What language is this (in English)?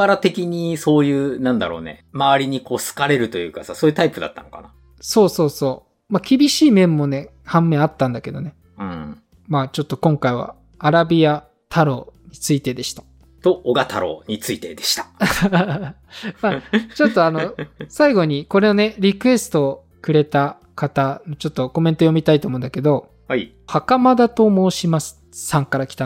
Japanese